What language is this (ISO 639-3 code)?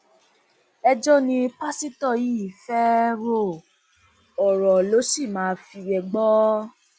yor